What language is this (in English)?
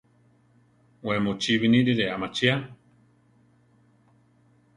Central Tarahumara